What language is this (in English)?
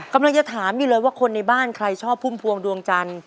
Thai